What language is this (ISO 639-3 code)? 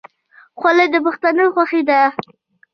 pus